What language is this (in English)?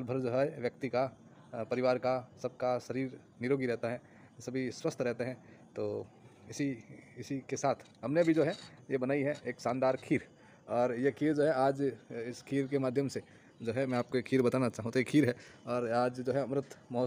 Hindi